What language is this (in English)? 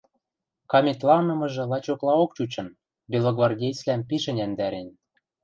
Western Mari